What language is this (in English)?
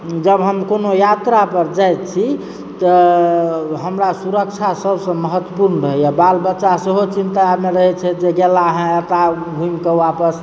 Maithili